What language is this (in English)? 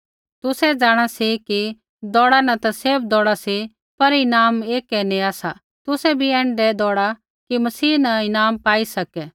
Kullu Pahari